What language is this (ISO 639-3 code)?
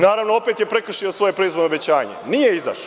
srp